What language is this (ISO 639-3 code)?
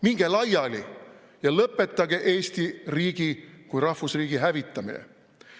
est